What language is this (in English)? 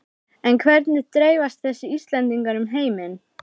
Icelandic